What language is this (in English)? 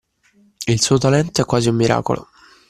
Italian